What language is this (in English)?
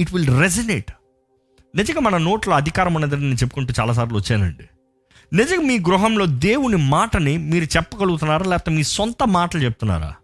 Telugu